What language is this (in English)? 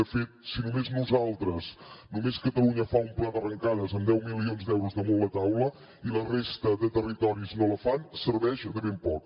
Catalan